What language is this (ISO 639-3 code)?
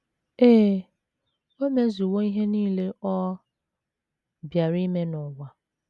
ibo